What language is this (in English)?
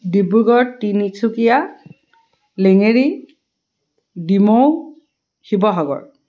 Assamese